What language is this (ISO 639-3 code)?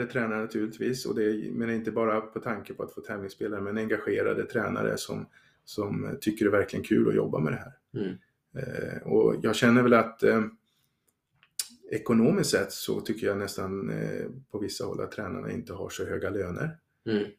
swe